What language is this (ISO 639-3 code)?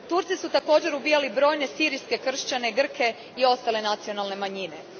hrv